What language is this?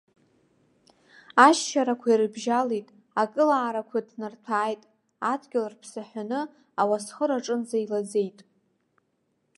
Abkhazian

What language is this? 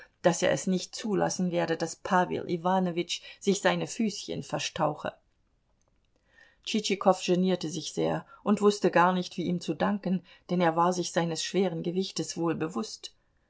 German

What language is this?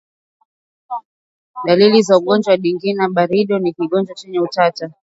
Swahili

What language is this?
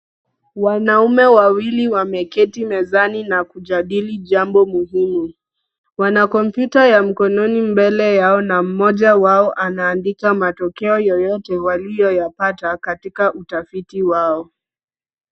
Swahili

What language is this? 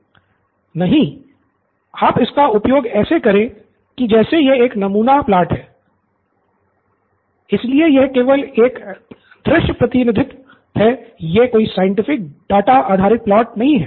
Hindi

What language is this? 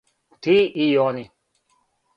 Serbian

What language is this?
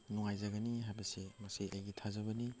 Manipuri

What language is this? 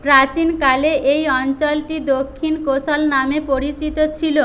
Bangla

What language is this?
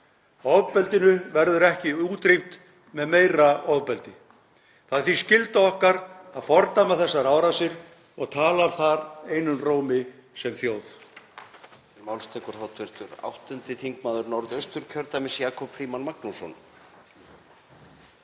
Icelandic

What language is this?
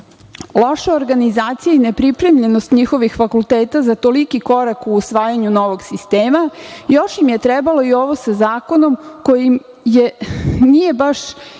Serbian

